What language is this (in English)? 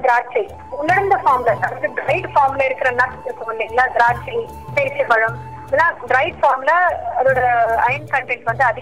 Tamil